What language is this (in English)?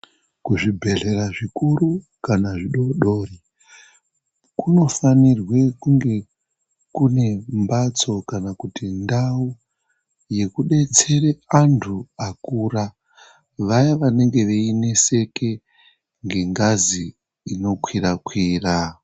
Ndau